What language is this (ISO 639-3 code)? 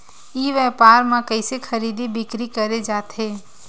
hne